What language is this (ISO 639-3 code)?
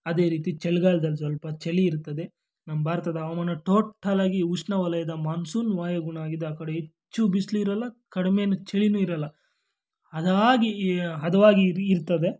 kan